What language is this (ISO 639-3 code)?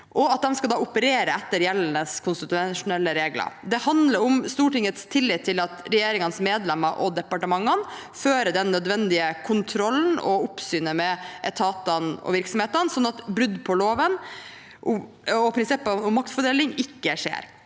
nor